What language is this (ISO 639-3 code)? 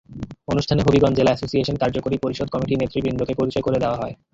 ben